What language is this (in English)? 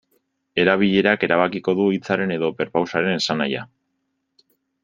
Basque